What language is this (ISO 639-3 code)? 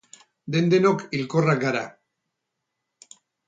eus